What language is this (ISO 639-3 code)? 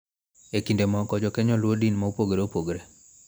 luo